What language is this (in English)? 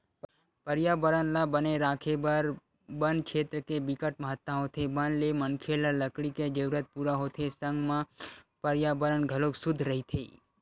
Chhattisgarhi